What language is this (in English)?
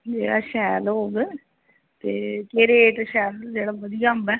Dogri